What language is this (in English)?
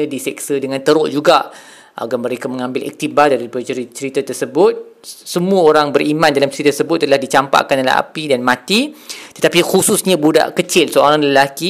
Malay